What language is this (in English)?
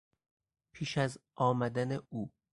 Persian